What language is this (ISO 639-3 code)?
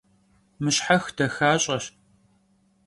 kbd